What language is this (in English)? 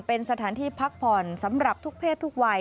Thai